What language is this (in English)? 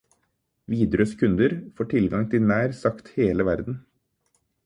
Norwegian Bokmål